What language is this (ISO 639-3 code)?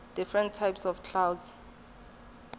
tso